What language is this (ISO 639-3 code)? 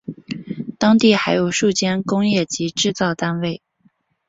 zho